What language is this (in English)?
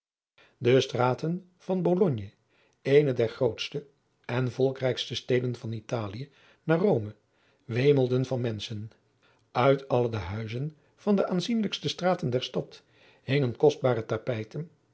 Dutch